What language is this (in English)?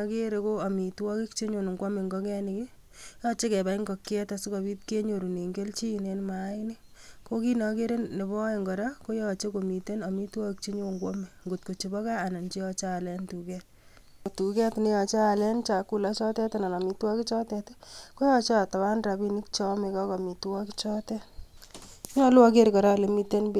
Kalenjin